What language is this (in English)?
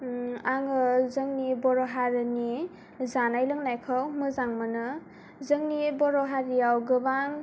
Bodo